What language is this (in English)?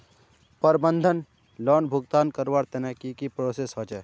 Magahi